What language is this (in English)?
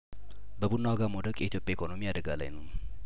Amharic